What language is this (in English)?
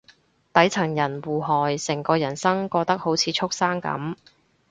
Cantonese